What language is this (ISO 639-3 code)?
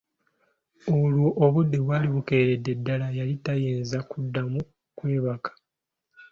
lug